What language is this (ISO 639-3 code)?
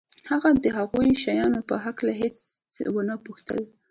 pus